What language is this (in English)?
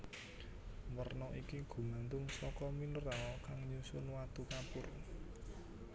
Javanese